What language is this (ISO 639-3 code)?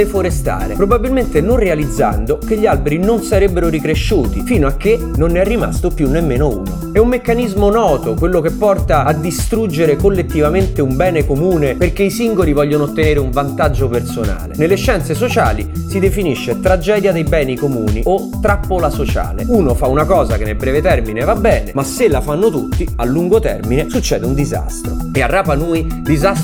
ita